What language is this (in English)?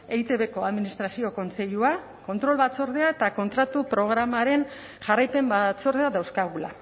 Basque